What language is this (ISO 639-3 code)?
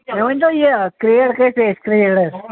kas